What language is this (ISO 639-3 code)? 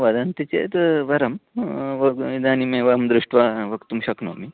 san